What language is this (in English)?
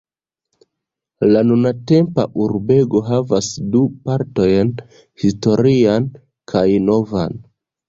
Esperanto